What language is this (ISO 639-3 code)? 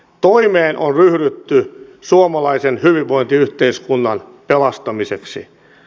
fin